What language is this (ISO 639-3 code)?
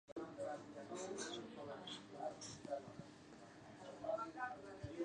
ckb